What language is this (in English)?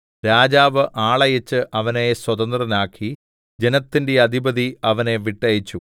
Malayalam